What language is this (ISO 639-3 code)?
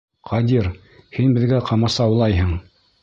bak